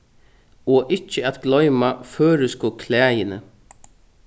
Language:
Faroese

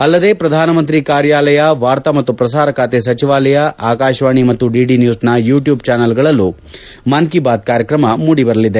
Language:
Kannada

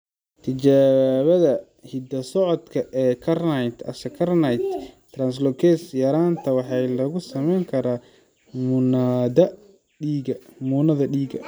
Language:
Somali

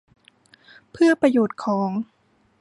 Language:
Thai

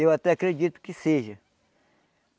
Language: Portuguese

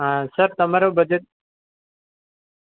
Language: Gujarati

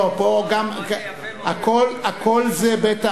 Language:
Hebrew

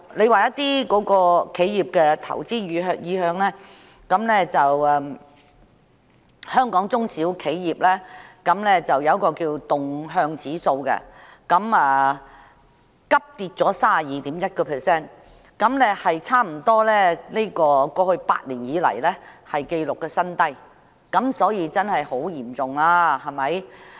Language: Cantonese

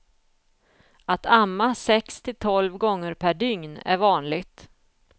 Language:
Swedish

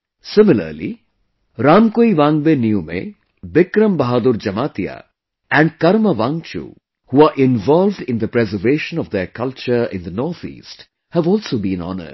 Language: English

